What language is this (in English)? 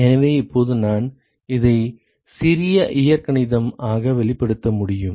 Tamil